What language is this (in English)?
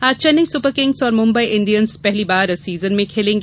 Hindi